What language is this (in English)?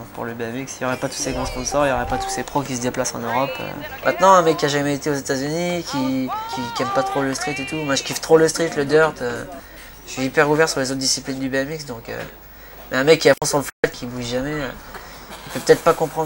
French